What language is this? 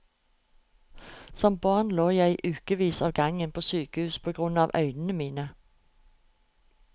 Norwegian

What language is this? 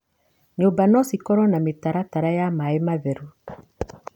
Kikuyu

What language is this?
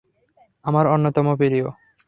Bangla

